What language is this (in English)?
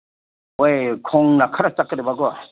Manipuri